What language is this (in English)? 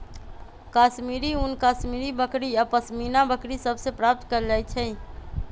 Magahi